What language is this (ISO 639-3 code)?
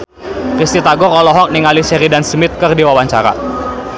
sun